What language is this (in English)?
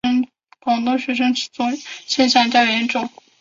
Chinese